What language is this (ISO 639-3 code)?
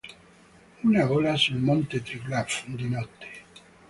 ita